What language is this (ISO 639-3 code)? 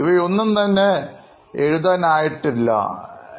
mal